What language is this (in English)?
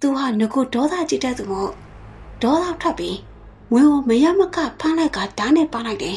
Thai